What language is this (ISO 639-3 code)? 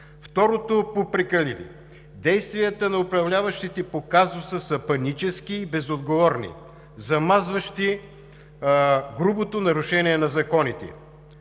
bul